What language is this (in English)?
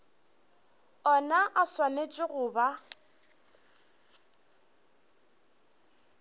Northern Sotho